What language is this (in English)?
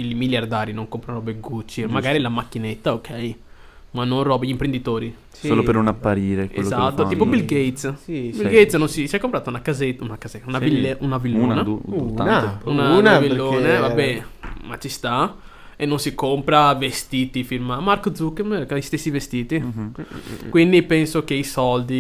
Italian